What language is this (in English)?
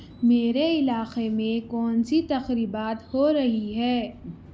Urdu